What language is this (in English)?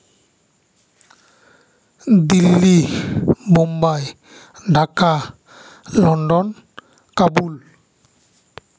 Santali